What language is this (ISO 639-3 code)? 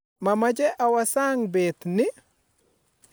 kln